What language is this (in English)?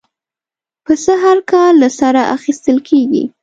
Pashto